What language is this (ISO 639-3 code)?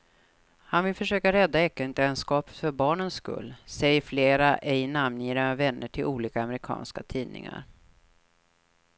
swe